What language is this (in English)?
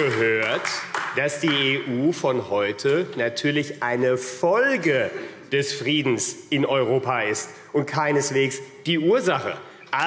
German